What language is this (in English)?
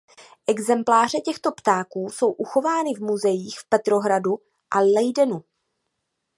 Czech